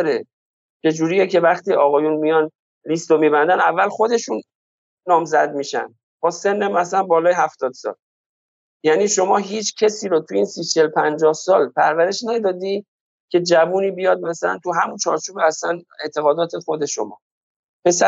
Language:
Persian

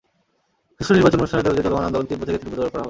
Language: Bangla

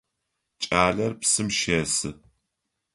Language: Adyghe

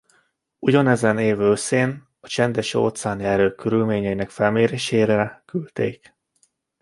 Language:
Hungarian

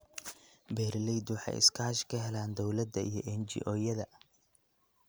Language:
Somali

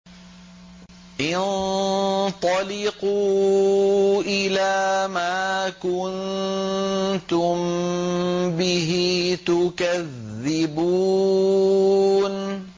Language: Arabic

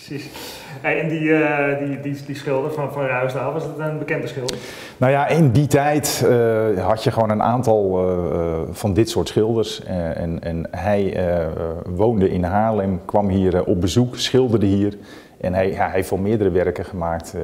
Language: Dutch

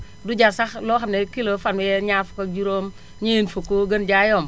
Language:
Wolof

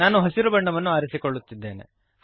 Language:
Kannada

